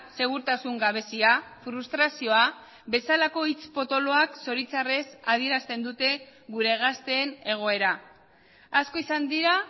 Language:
Basque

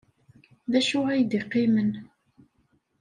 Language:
Kabyle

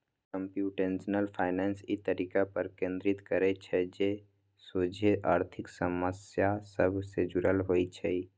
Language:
Magahi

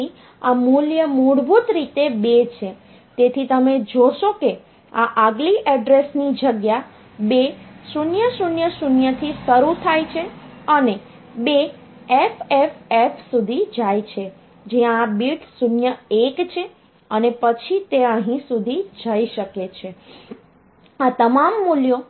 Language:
Gujarati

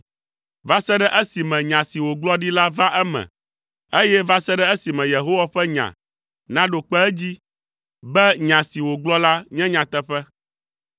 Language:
Ewe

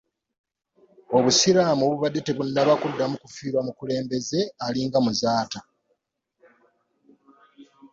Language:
Ganda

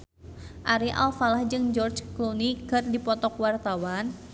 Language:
Sundanese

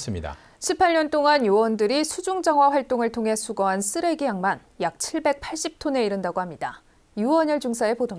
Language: Korean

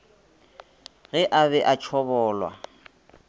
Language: Northern Sotho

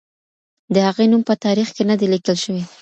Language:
Pashto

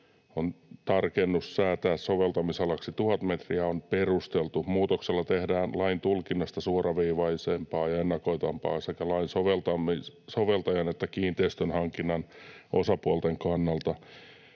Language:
Finnish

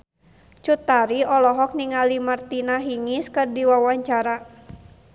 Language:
Sundanese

